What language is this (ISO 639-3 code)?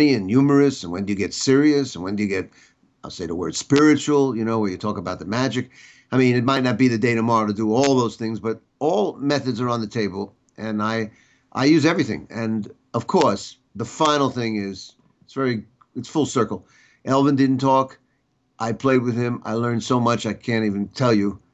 eng